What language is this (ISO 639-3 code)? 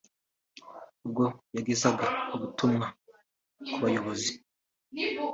kin